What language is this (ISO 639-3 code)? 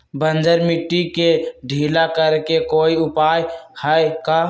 mag